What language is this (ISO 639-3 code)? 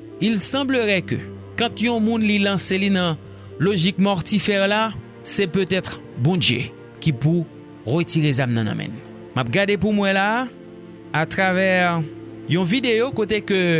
fra